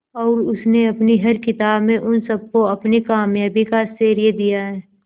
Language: Hindi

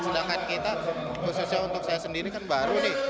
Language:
Indonesian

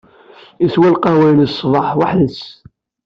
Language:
Kabyle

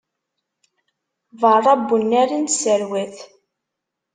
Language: Kabyle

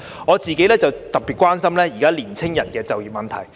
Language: Cantonese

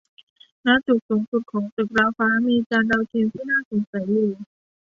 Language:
Thai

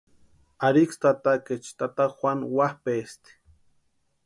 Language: Western Highland Purepecha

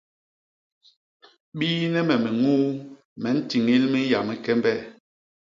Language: Basaa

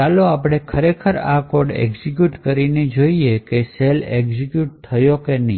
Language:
Gujarati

